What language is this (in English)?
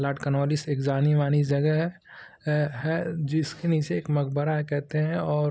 Hindi